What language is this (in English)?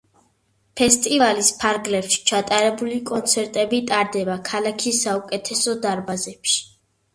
Georgian